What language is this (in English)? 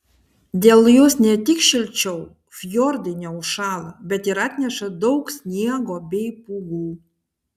Lithuanian